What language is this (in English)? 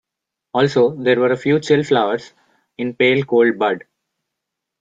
English